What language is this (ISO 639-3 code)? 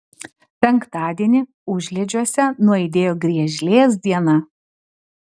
lit